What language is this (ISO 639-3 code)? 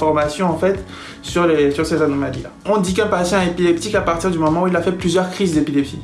fra